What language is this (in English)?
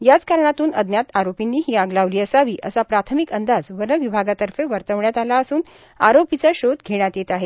Marathi